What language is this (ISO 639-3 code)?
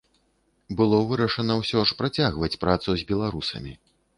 bel